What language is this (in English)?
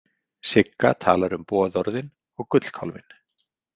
Icelandic